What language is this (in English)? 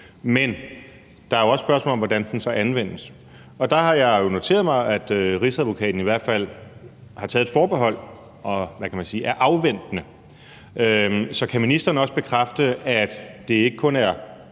Danish